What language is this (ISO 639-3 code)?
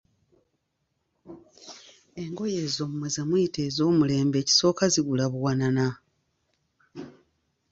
lug